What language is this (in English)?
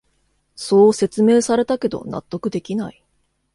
Japanese